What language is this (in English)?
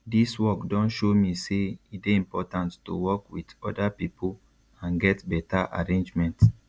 Nigerian Pidgin